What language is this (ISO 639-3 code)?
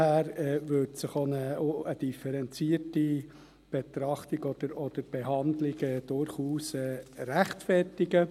gsw